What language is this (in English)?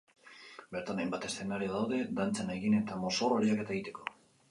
Basque